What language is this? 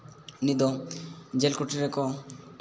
Santali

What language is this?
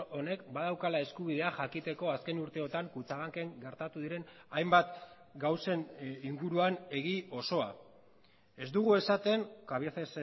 Basque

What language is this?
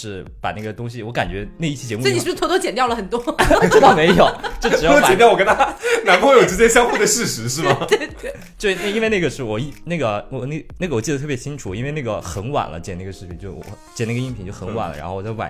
Chinese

